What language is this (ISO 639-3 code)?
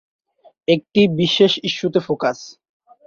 ben